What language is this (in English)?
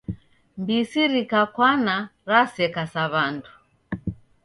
Taita